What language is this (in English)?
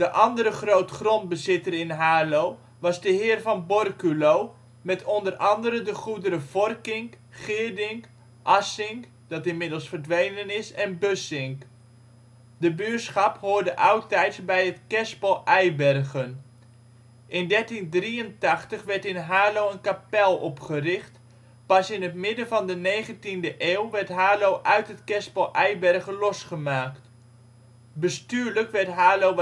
Dutch